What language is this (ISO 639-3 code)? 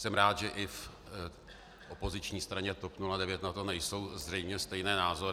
ces